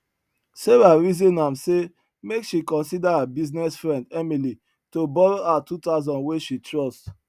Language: Nigerian Pidgin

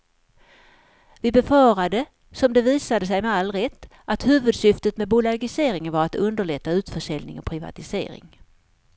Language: Swedish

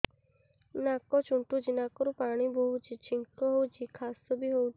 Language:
Odia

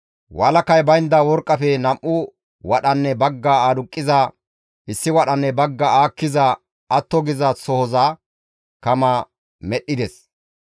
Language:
Gamo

